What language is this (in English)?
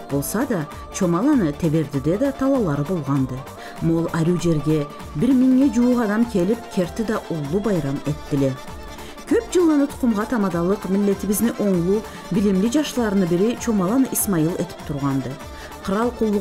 Turkish